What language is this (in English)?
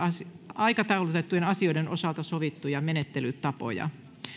Finnish